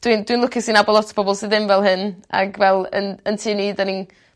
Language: Welsh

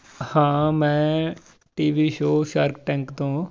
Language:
Punjabi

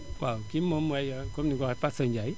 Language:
Wolof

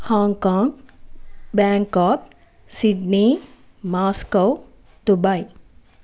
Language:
Telugu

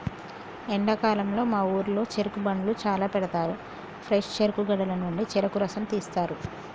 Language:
Telugu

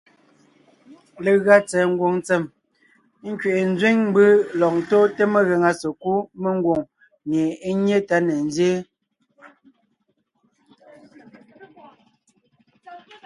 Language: Ngiemboon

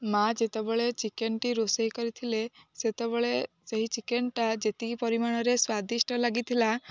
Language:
Odia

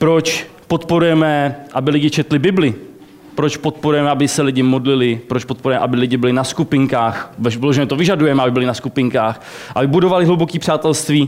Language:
Czech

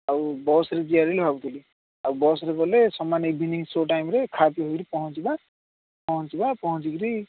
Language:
Odia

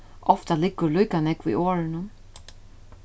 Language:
Faroese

